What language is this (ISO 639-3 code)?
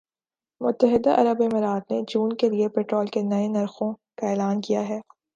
urd